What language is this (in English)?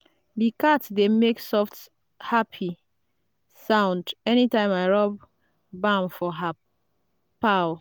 Nigerian Pidgin